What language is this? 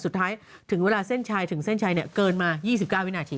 Thai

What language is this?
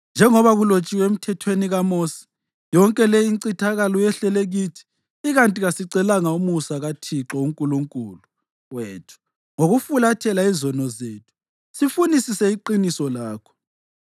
North Ndebele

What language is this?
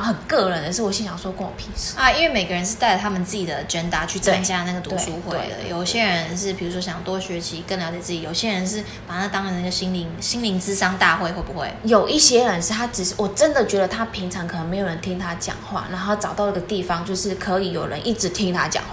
Chinese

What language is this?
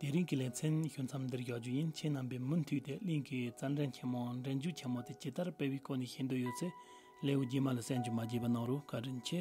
Romanian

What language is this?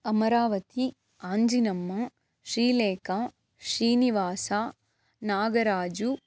Kannada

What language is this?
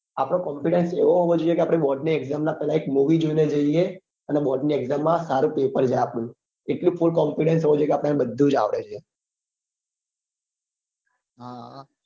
Gujarati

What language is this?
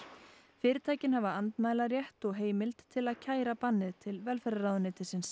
Icelandic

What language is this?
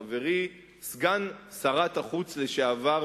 Hebrew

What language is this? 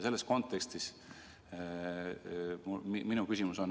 Estonian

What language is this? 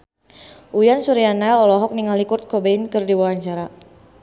Sundanese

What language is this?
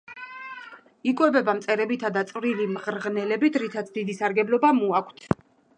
Georgian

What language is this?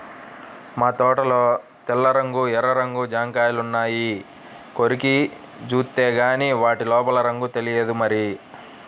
Telugu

